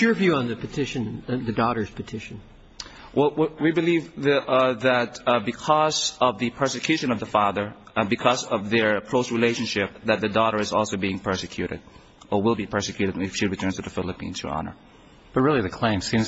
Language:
English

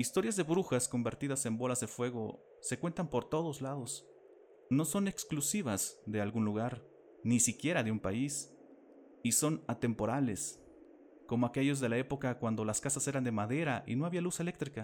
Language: Spanish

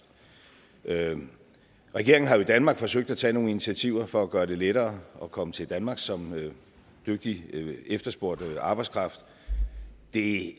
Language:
Danish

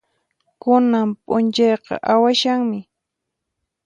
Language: Puno Quechua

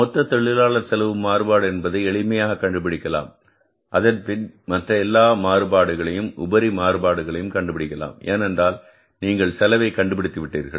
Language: Tamil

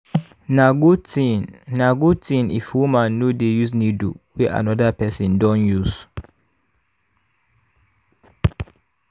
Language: Nigerian Pidgin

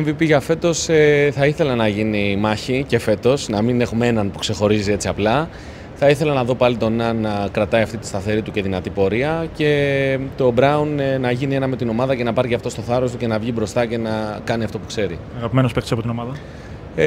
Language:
Greek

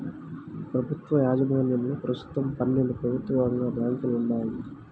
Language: Telugu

